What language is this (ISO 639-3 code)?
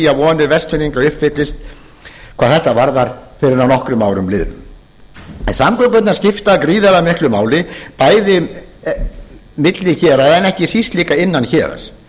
isl